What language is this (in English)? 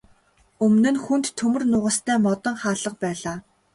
Mongolian